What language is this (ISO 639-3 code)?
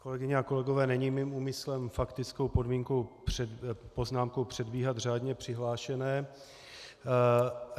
ces